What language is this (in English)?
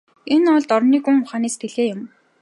Mongolian